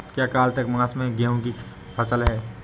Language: Hindi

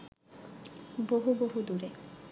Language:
Bangla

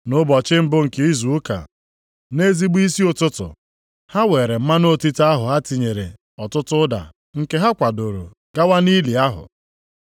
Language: Igbo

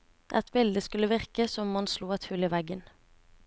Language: Norwegian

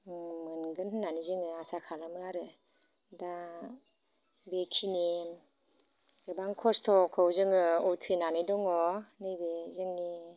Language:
Bodo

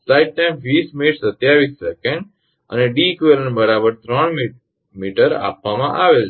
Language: Gujarati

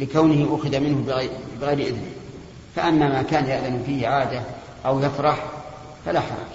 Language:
Arabic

